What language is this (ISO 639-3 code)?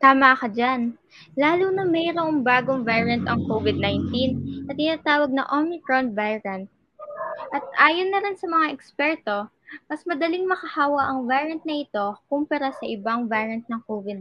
fil